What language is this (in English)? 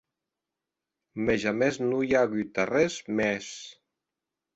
Occitan